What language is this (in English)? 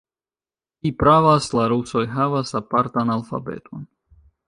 Esperanto